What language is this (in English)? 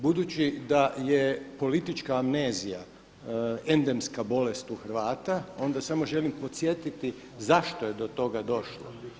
Croatian